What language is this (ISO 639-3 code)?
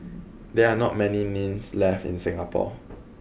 eng